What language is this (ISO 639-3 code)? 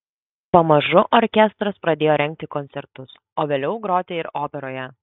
lit